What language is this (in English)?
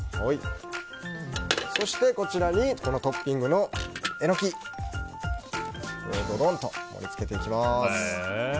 Japanese